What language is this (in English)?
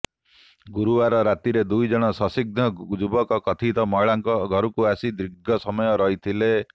Odia